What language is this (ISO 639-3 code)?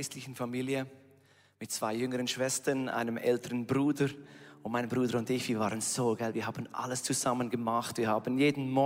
deu